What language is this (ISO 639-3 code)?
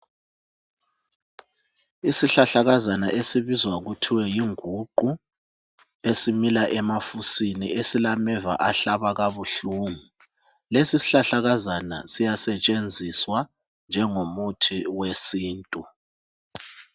nde